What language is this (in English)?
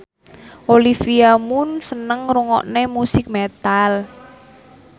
Javanese